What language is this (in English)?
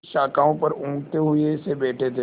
Hindi